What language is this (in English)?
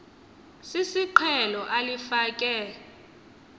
Xhosa